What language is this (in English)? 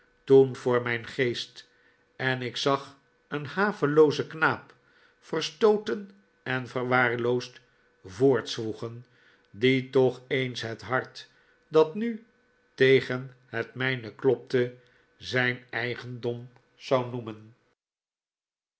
Dutch